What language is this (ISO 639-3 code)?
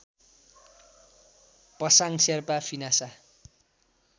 nep